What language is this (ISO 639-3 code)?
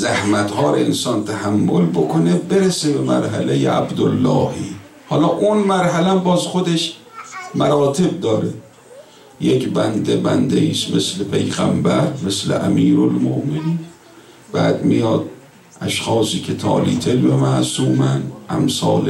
fas